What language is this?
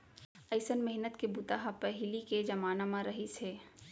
Chhattisgarhi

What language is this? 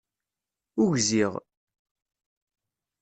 Kabyle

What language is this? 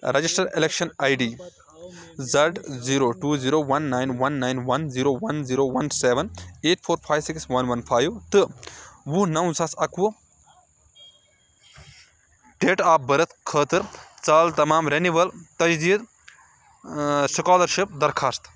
Kashmiri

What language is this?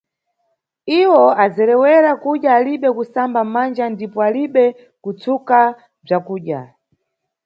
Nyungwe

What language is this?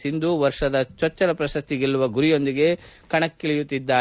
Kannada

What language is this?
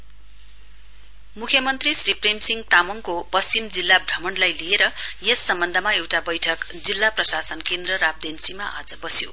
Nepali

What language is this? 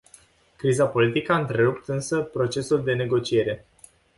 Romanian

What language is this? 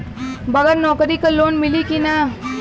Bhojpuri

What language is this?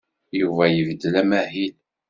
Kabyle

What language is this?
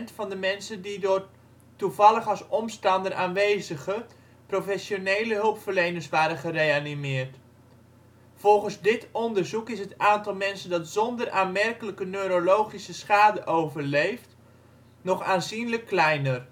Dutch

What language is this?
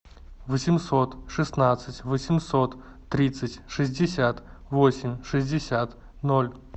Russian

